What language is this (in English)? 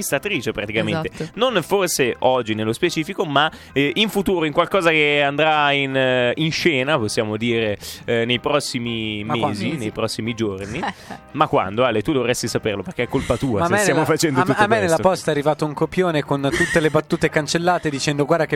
Italian